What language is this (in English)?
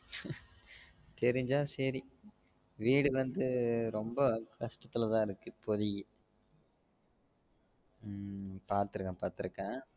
Tamil